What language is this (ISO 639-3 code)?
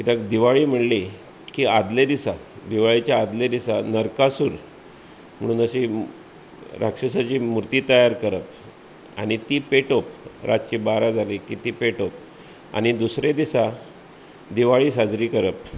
kok